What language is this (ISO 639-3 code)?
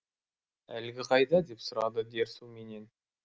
kaz